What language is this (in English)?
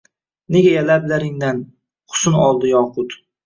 Uzbek